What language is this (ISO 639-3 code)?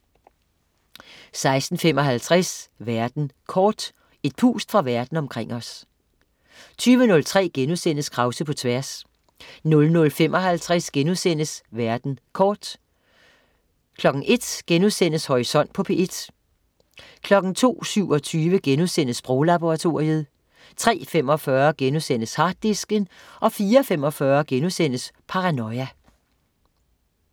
dan